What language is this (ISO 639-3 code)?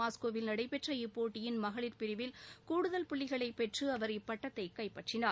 tam